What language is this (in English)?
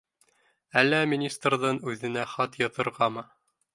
Bashkir